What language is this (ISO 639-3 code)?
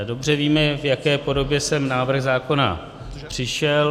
ces